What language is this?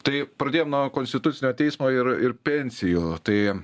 Lithuanian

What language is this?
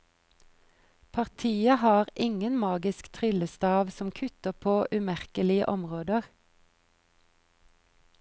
Norwegian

